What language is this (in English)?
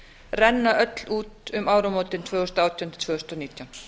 Icelandic